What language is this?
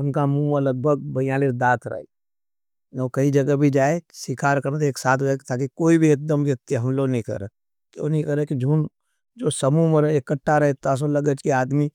Nimadi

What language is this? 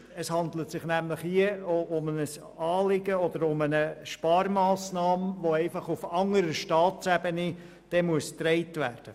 Swiss German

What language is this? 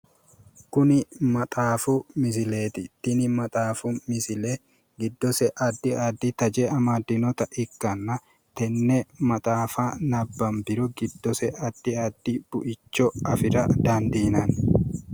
Sidamo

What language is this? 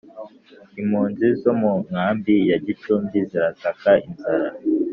Kinyarwanda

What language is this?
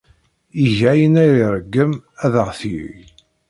Kabyle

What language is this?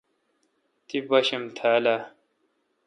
Kalkoti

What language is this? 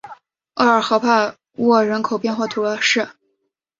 Chinese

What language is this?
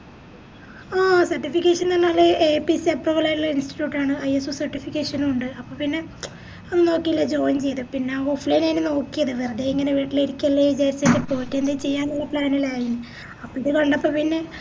Malayalam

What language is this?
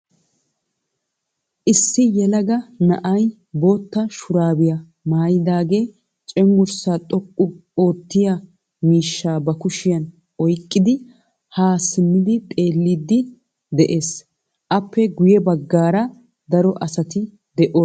Wolaytta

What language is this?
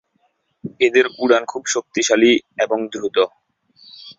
Bangla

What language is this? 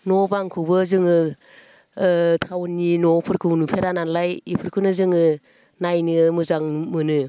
Bodo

